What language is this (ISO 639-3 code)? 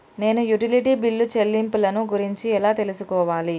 tel